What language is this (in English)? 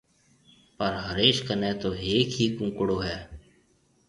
Marwari (Pakistan)